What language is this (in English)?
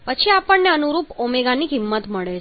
Gujarati